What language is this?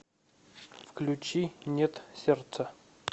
Russian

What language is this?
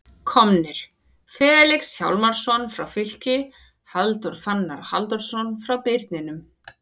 Icelandic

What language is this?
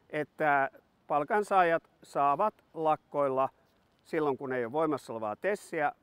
Finnish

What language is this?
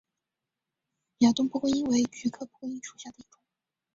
Chinese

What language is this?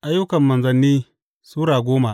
Hausa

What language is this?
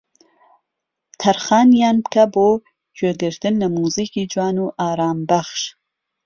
Central Kurdish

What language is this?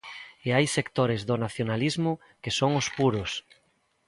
Galician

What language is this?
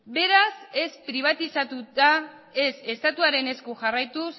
Basque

